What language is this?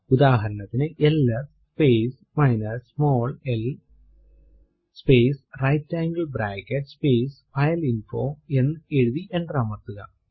Malayalam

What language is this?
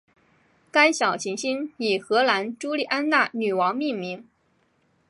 Chinese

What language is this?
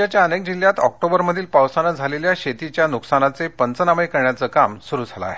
Marathi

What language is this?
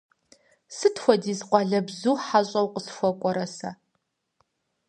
Kabardian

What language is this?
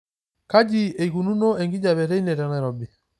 Masai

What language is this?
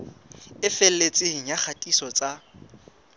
Southern Sotho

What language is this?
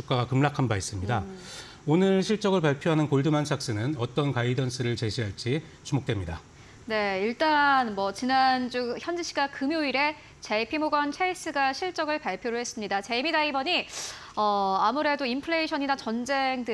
Korean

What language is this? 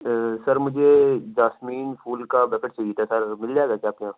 Urdu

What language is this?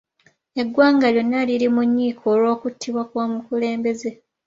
Ganda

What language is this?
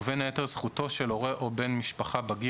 Hebrew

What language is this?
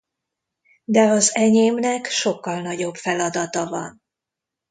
Hungarian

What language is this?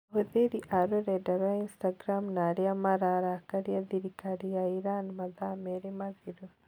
Kikuyu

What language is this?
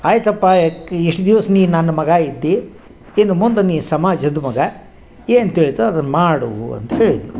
Kannada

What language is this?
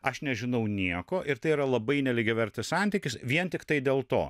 Lithuanian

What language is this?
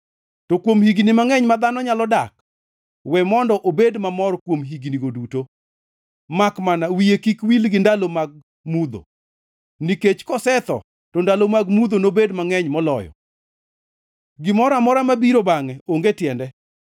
Luo (Kenya and Tanzania)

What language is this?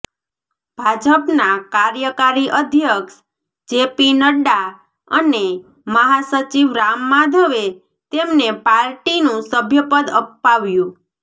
Gujarati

